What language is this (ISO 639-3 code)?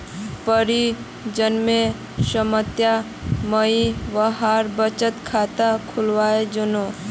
mag